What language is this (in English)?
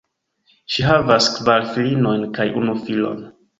Esperanto